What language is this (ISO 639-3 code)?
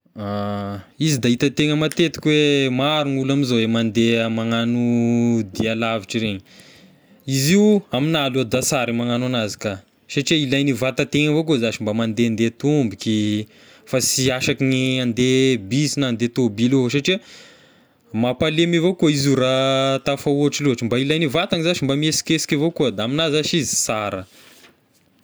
tkg